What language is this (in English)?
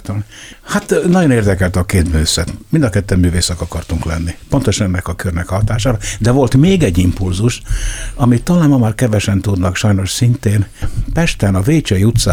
Hungarian